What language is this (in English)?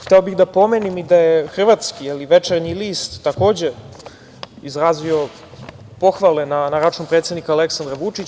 Serbian